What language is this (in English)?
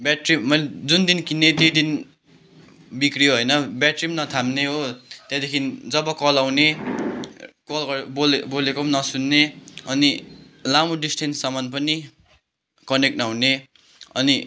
Nepali